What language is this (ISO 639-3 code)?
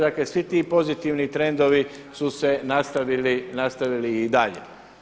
hrv